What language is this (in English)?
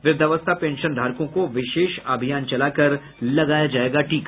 Hindi